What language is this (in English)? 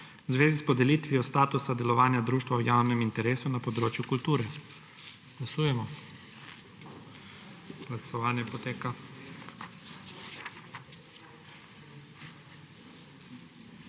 Slovenian